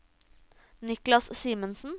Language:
Norwegian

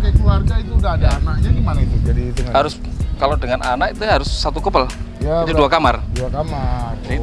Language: Indonesian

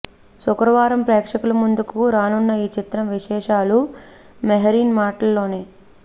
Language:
Telugu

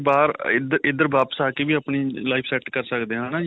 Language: Punjabi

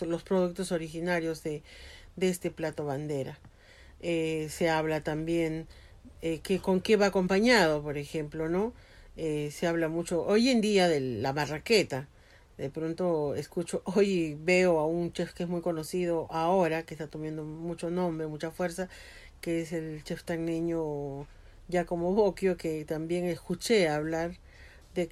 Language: Spanish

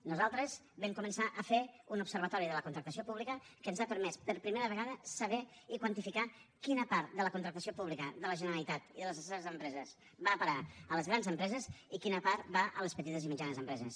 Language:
Catalan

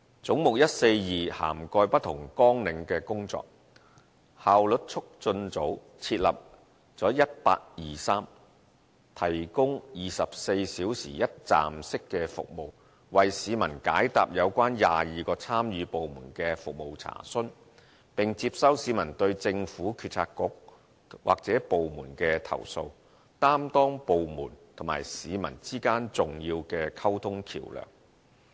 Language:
Cantonese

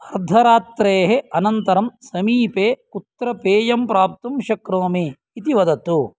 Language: Sanskrit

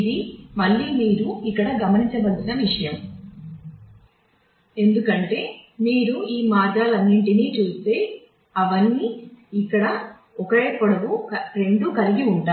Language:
Telugu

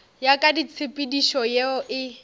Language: Northern Sotho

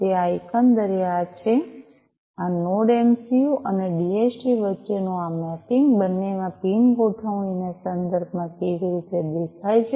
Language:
Gujarati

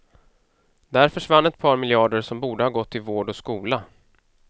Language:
Swedish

